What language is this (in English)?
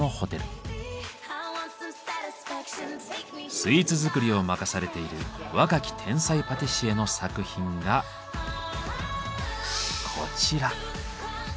Japanese